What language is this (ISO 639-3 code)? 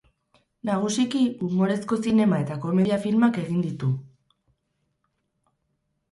eus